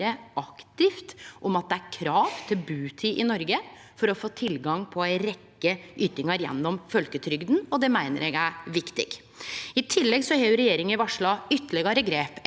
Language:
Norwegian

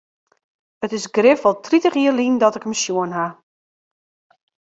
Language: Western Frisian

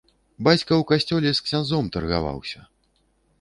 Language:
Belarusian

